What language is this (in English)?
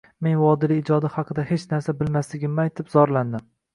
Uzbek